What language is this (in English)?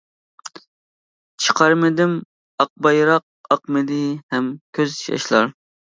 Uyghur